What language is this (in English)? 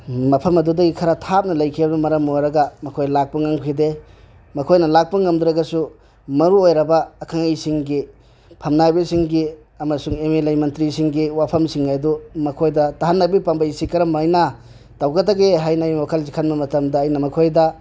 Manipuri